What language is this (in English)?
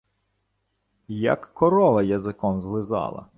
Ukrainian